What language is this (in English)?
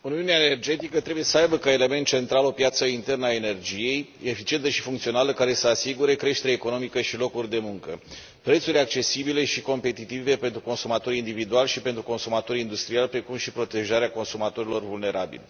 Romanian